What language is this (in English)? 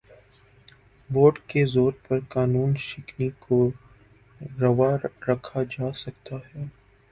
Urdu